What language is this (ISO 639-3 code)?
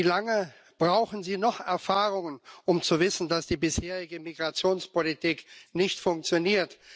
deu